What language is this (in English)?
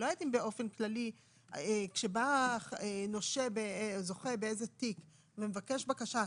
Hebrew